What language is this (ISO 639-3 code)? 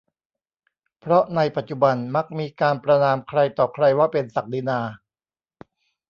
tha